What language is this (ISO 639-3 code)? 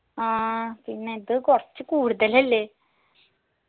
mal